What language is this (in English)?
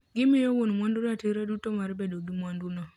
Luo (Kenya and Tanzania)